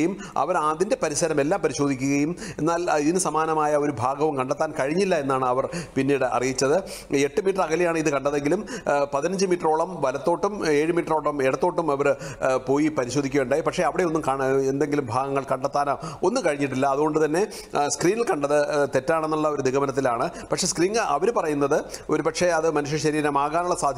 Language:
Malayalam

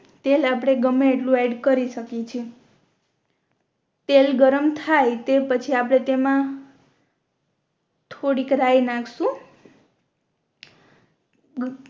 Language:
Gujarati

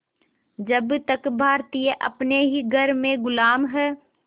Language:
Hindi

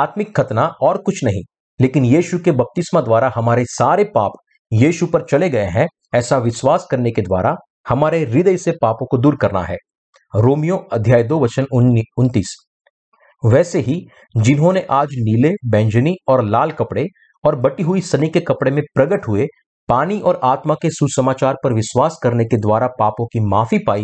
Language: Hindi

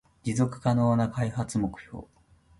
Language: Japanese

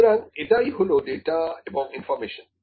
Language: Bangla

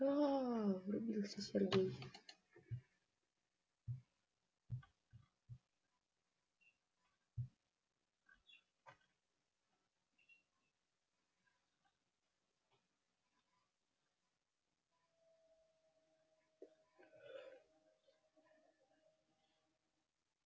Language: Russian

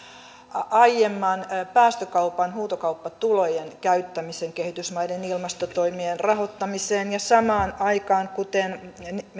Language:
Finnish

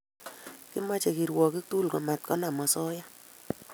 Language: Kalenjin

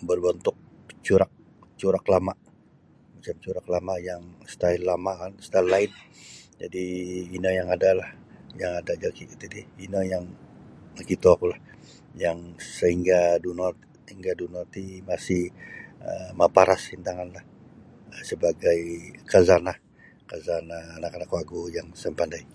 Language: Sabah Bisaya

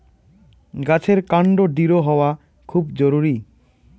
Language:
Bangla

